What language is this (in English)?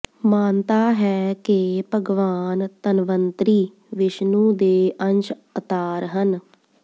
Punjabi